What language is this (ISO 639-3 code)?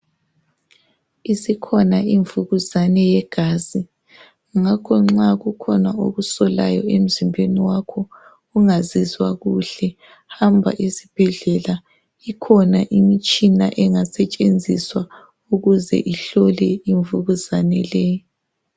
nde